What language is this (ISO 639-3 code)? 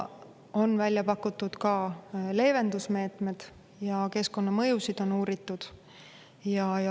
est